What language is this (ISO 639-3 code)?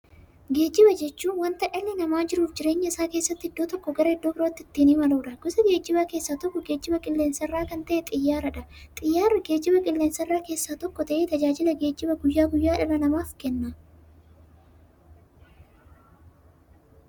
orm